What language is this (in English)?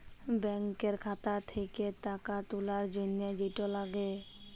Bangla